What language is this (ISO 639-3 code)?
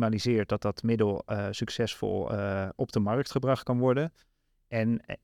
nld